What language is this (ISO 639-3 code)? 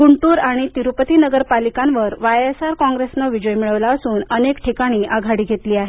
mar